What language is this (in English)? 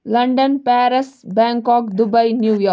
Kashmiri